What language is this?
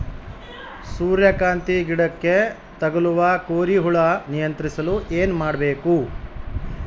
Kannada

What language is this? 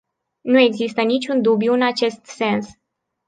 Romanian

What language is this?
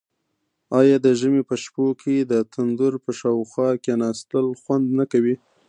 Pashto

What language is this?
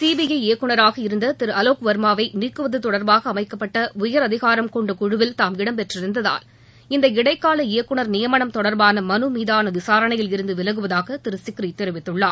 Tamil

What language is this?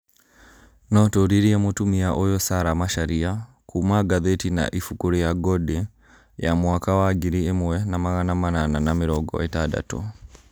Kikuyu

